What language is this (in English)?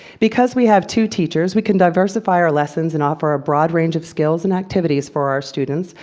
English